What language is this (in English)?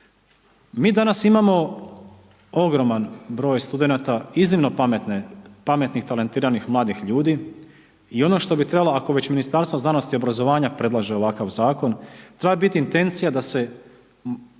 Croatian